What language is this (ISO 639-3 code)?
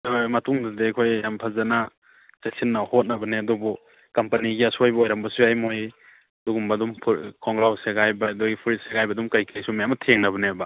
mni